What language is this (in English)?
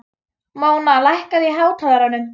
Icelandic